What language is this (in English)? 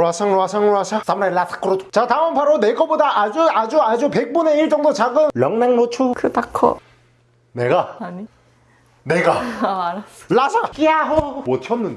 Korean